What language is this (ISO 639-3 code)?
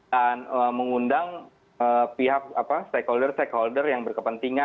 ind